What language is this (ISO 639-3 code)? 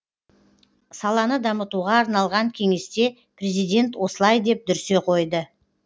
kaz